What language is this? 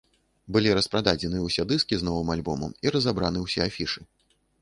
Belarusian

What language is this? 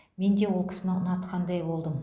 Kazakh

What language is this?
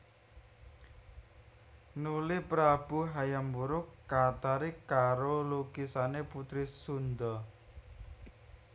Javanese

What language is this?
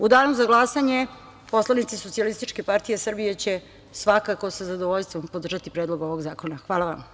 Serbian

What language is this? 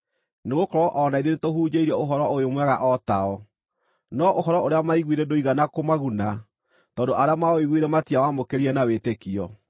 Kikuyu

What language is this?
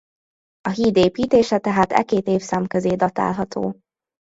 Hungarian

